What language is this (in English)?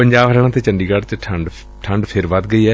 Punjabi